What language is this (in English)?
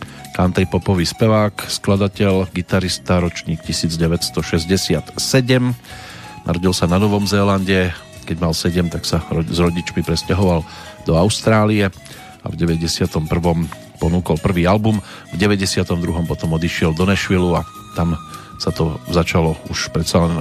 Slovak